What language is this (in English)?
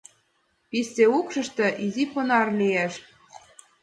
Mari